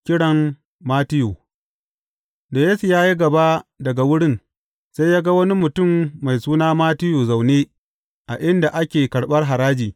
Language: Hausa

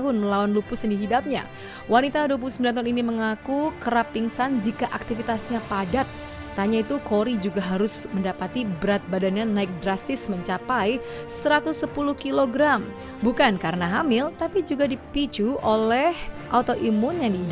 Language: Indonesian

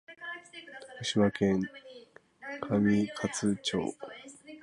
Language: Japanese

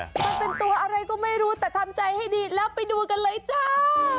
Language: Thai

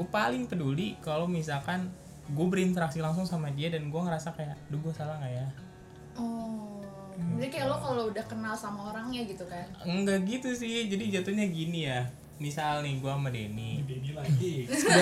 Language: Indonesian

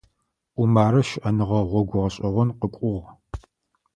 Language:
Adyghe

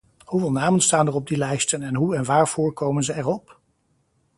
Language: Dutch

